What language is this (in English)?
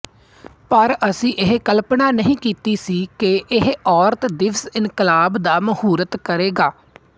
Punjabi